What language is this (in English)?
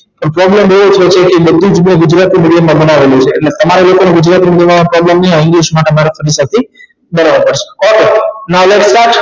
Gujarati